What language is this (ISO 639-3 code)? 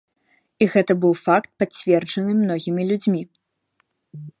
bel